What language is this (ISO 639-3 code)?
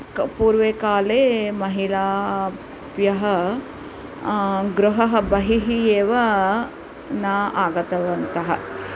san